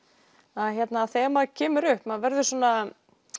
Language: Icelandic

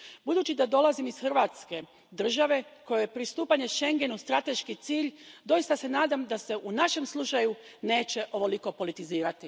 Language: Croatian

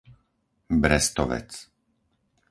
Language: Slovak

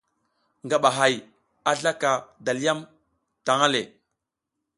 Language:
South Giziga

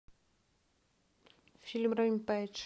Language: Russian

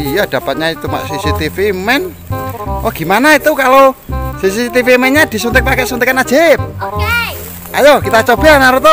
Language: Indonesian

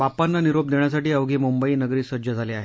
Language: Marathi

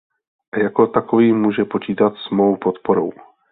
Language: Czech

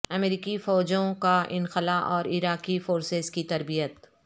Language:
Urdu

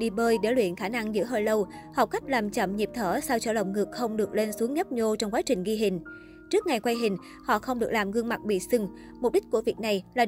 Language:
Vietnamese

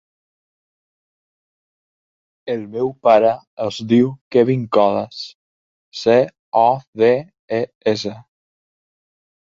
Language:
Catalan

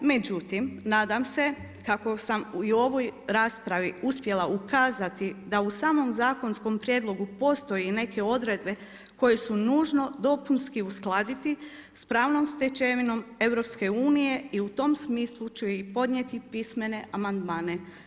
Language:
Croatian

